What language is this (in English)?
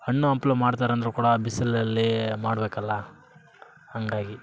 Kannada